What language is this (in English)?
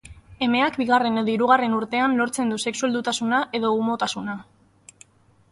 Basque